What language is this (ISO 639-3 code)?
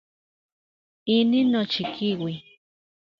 ncx